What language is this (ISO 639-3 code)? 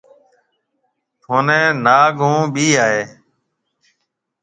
mve